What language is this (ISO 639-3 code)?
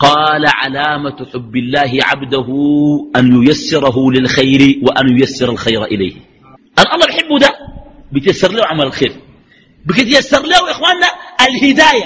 ara